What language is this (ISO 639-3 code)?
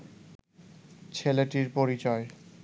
ben